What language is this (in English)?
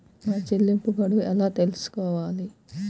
Telugu